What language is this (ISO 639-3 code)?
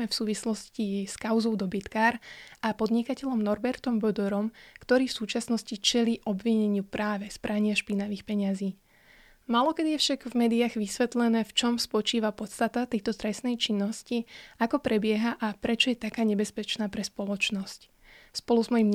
slk